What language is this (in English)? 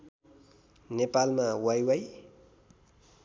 Nepali